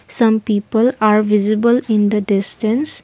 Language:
English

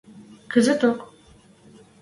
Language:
Western Mari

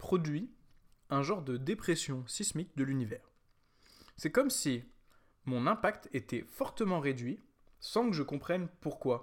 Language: French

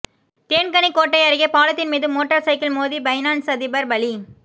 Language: Tamil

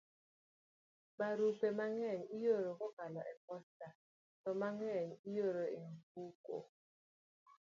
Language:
Luo (Kenya and Tanzania)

